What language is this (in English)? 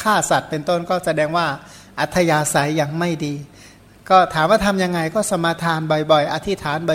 Thai